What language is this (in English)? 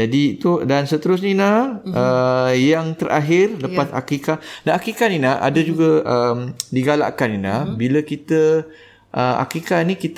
Malay